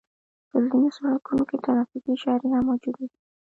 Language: Pashto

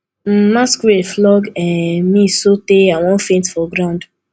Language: Nigerian Pidgin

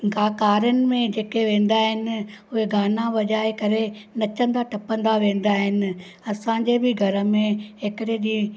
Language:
Sindhi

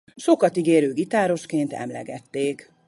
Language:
Hungarian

